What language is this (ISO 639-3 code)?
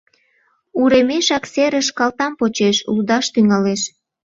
chm